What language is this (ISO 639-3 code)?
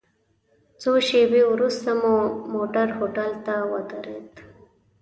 pus